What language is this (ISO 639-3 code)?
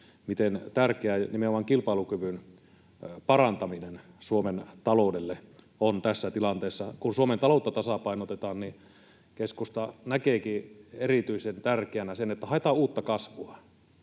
fin